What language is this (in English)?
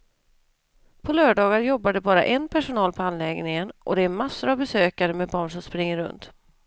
Swedish